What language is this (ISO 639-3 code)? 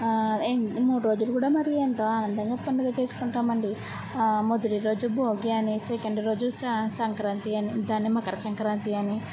tel